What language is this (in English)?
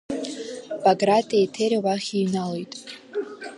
Abkhazian